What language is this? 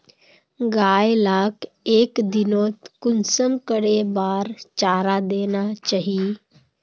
Magahi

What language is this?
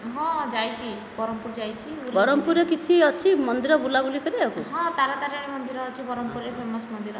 Odia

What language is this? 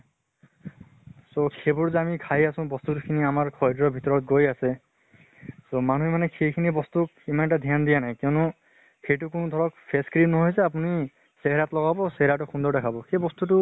Assamese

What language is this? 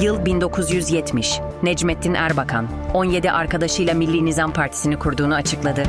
Turkish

